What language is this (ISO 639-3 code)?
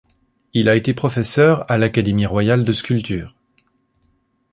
fra